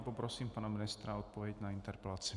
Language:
Czech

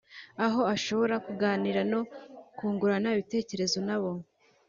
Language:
Kinyarwanda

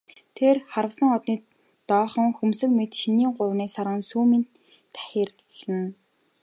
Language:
Mongolian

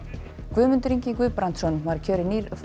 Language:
Icelandic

